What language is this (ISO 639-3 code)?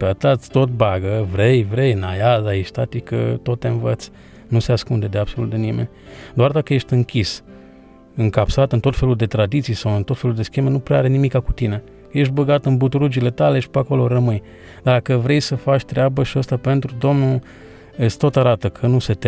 ron